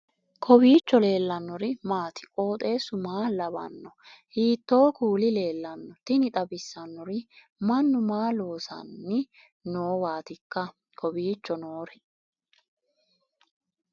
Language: Sidamo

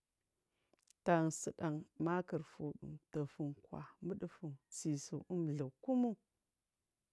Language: Marghi South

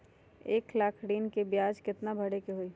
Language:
Magahi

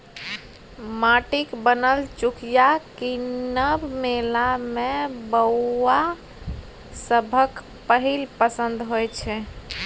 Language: Maithili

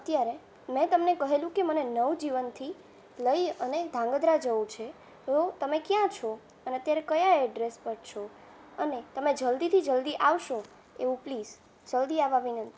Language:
Gujarati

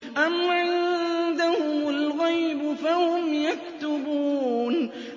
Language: Arabic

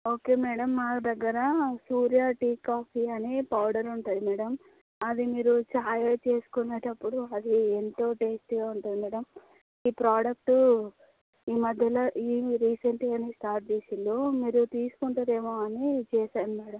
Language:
Telugu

